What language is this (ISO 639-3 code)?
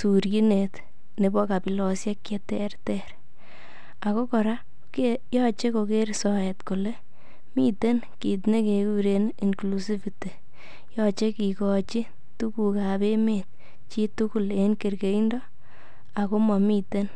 kln